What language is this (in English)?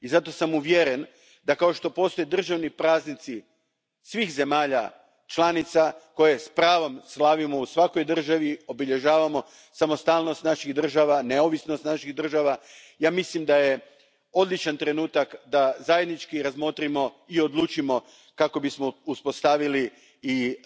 Croatian